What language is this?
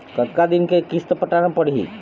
Chhattisgarhi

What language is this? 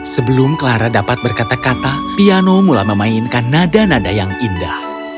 Indonesian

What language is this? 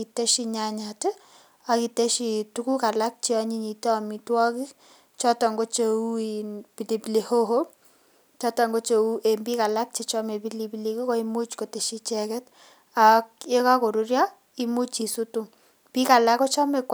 Kalenjin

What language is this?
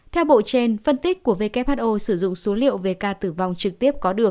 Vietnamese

